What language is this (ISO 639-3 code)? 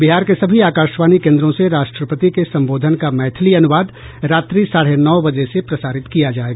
hin